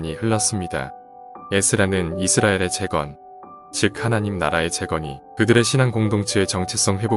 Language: Korean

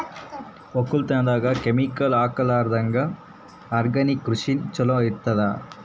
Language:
Kannada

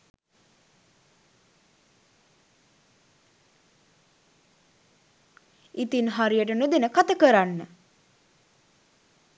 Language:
Sinhala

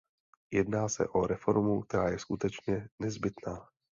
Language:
Czech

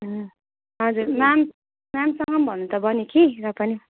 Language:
Nepali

